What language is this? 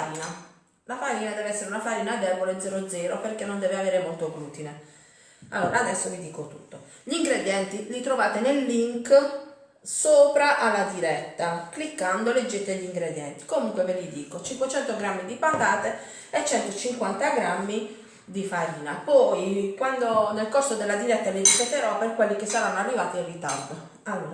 Italian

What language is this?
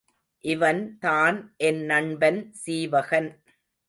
Tamil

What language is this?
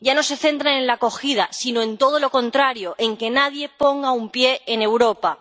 Spanish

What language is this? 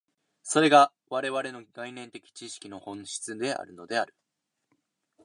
Japanese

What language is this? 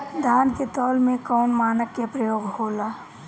Bhojpuri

